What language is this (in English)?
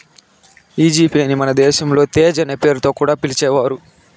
Telugu